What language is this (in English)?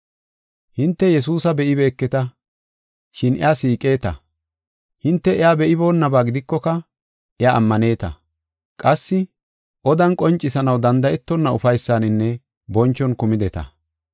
Gofa